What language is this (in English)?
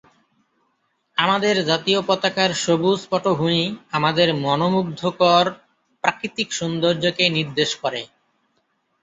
Bangla